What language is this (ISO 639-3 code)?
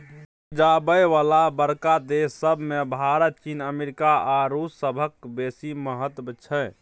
mai